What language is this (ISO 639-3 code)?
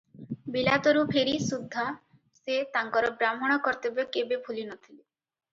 ori